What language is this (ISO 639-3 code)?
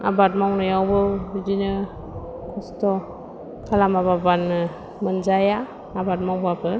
brx